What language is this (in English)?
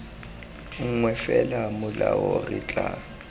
Tswana